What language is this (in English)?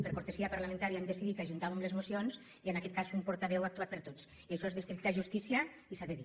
Catalan